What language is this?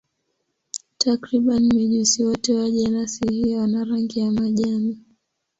Swahili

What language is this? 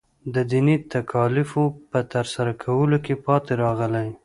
Pashto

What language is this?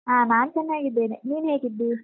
Kannada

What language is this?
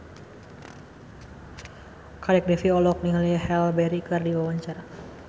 Sundanese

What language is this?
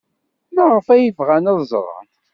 Kabyle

